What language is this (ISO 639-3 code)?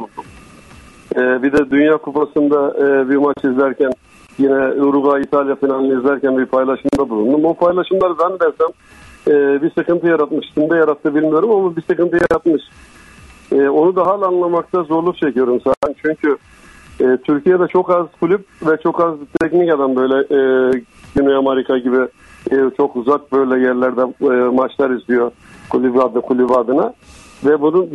tur